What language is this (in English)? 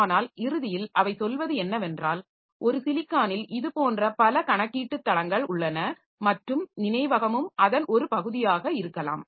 Tamil